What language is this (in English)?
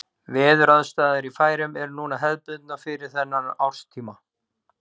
Icelandic